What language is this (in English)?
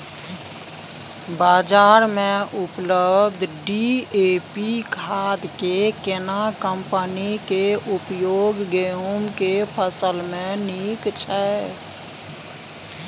Maithili